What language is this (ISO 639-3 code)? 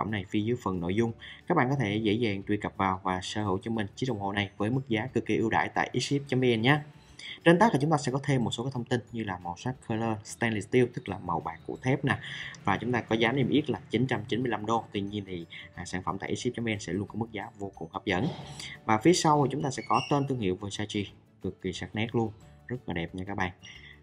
vie